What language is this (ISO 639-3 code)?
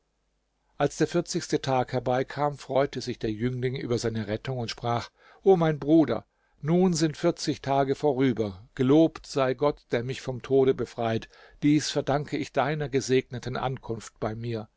deu